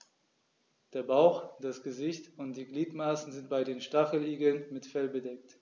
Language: German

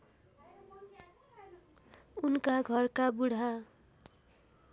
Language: Nepali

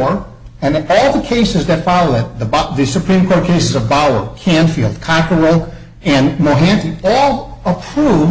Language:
English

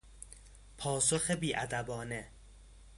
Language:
Persian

